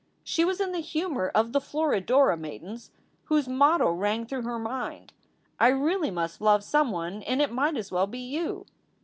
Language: English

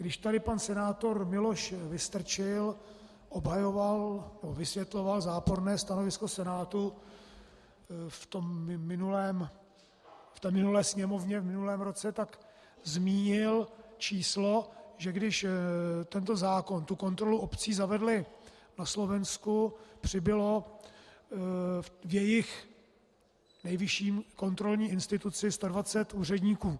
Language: Czech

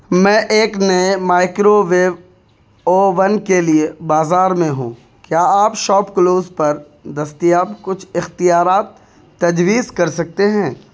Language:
Urdu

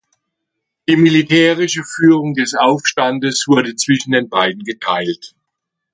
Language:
German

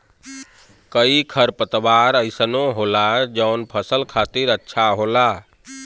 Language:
Bhojpuri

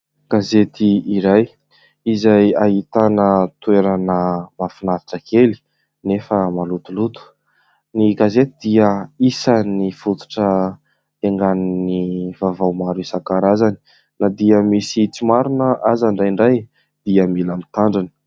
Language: Malagasy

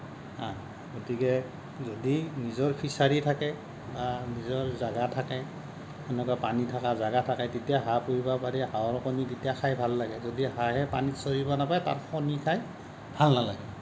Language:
Assamese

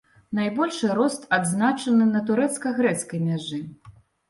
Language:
Belarusian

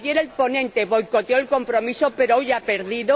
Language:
Spanish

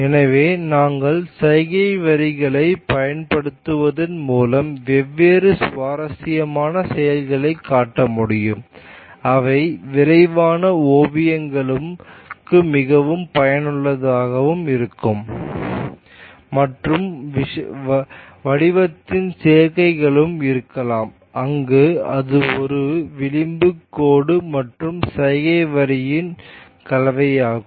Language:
Tamil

